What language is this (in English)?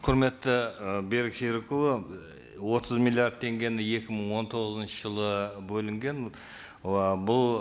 Kazakh